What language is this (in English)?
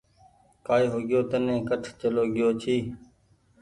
Goaria